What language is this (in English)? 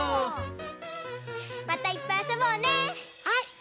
Japanese